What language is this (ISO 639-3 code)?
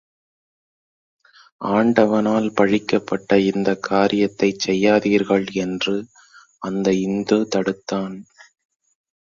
tam